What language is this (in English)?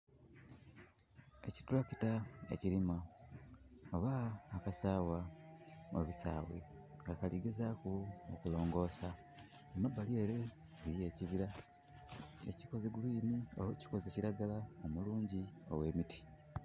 Soga